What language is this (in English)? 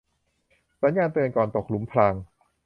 Thai